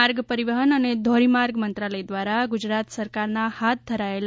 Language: Gujarati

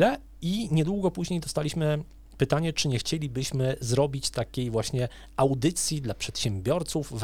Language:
Polish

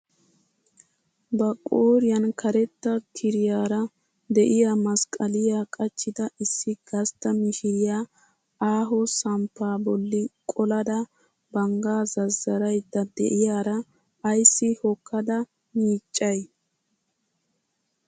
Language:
Wolaytta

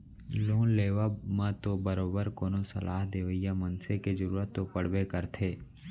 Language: Chhattisgarhi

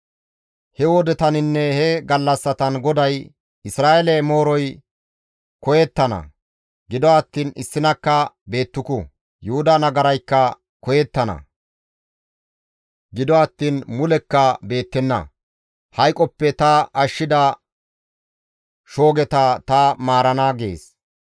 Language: Gamo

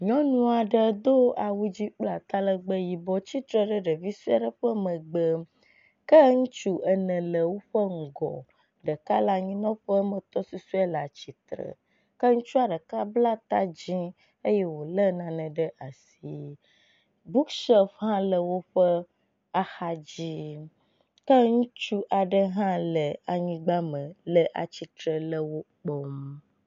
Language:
Ewe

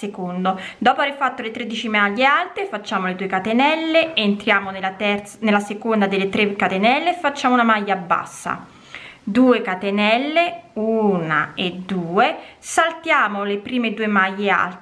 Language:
Italian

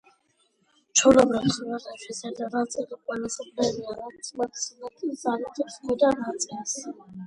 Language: Georgian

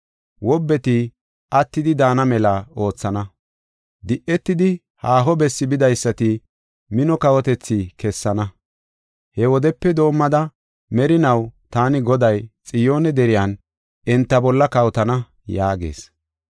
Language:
Gofa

